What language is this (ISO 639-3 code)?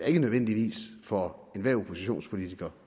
dan